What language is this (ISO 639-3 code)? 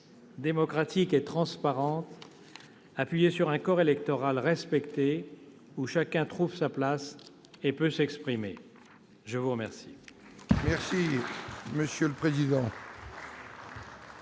fra